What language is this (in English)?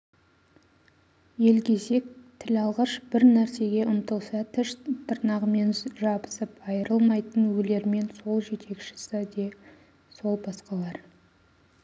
Kazakh